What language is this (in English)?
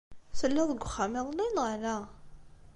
Kabyle